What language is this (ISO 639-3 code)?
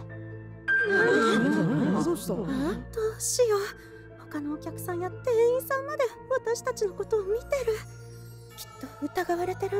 jpn